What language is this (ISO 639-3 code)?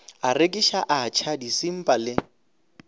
nso